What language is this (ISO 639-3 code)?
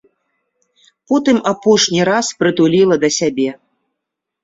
bel